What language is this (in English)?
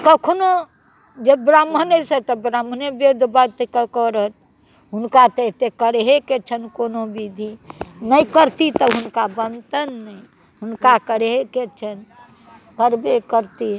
Maithili